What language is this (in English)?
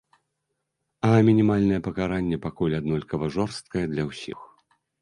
Belarusian